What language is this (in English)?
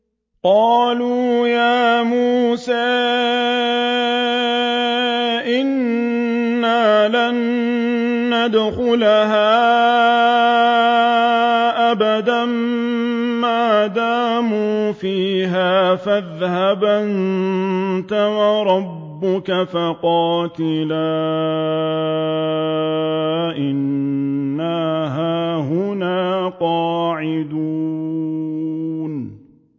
Arabic